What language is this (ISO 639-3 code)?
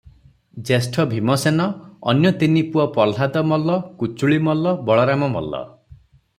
ori